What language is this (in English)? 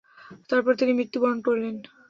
Bangla